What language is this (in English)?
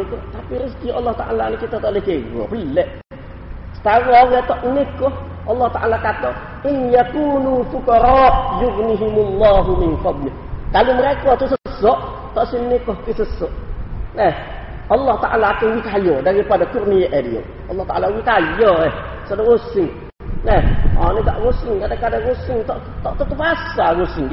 Malay